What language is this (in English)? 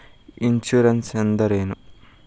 Kannada